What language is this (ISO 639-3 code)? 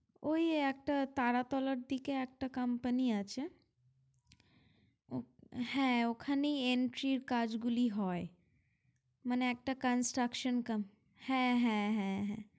ben